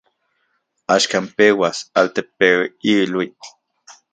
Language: Central Puebla Nahuatl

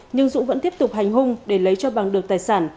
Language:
Vietnamese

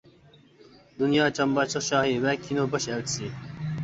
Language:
Uyghur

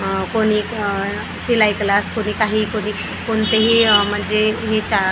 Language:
Marathi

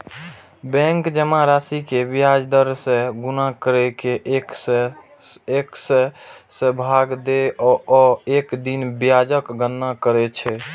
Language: Maithili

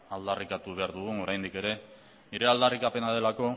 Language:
Basque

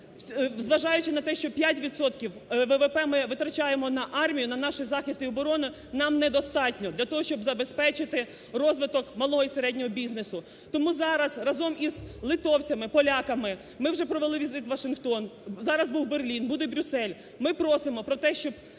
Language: Ukrainian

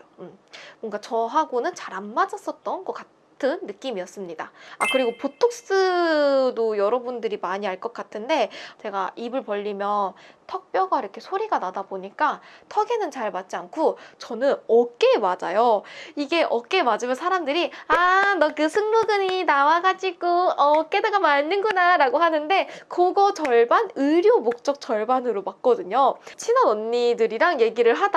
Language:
Korean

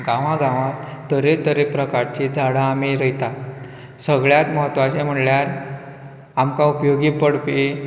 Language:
Konkani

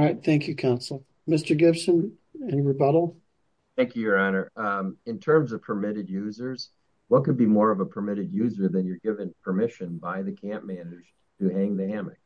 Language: English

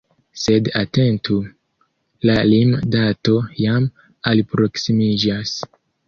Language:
Esperanto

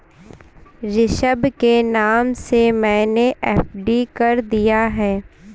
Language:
Hindi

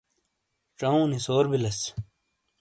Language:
Shina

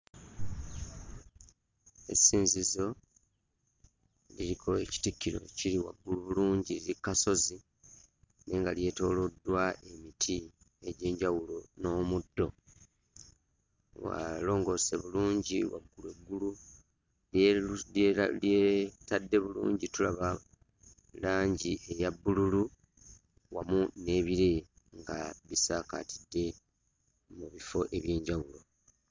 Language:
Ganda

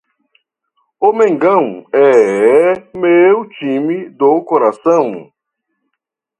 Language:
Portuguese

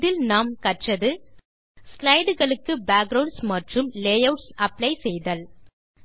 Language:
Tamil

